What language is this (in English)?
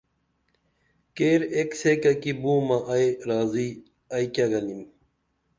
Dameli